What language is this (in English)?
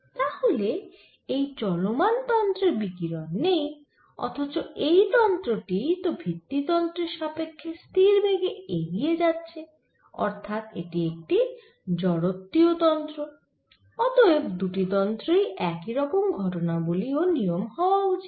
Bangla